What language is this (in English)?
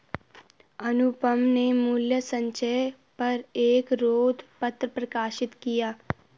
Hindi